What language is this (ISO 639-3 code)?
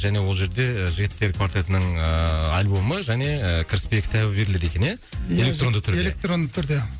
kaz